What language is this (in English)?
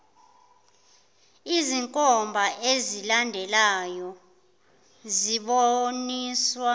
Zulu